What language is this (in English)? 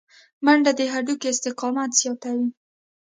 Pashto